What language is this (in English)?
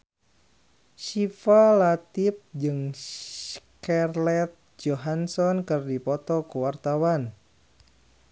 Sundanese